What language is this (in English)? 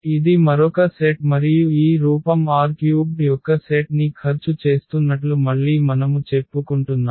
Telugu